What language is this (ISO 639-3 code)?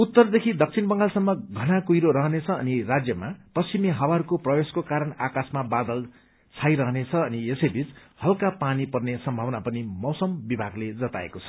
nep